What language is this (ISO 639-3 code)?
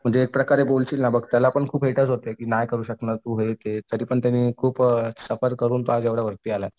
mar